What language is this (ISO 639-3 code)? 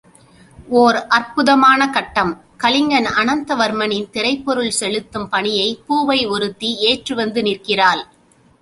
tam